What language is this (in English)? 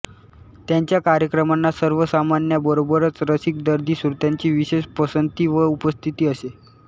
Marathi